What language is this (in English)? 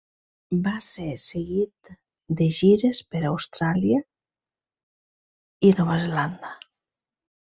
Catalan